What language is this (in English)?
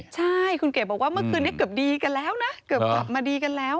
Thai